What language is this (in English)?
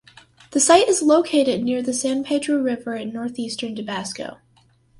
English